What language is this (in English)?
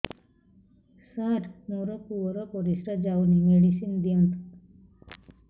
Odia